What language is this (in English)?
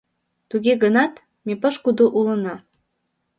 Mari